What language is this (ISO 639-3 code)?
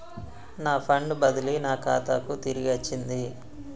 tel